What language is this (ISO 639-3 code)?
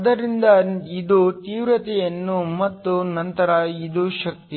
kan